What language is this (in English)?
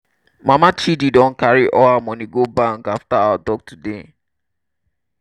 Nigerian Pidgin